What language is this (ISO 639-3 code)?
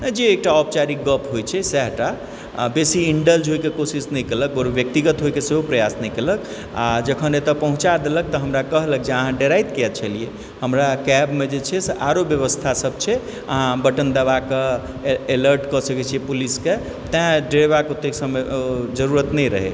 mai